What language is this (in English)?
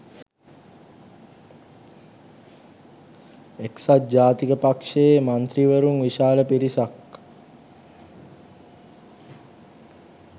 Sinhala